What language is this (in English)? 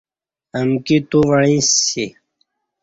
Kati